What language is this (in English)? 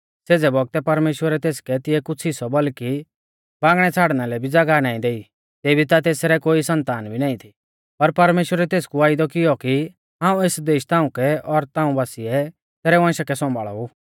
Mahasu Pahari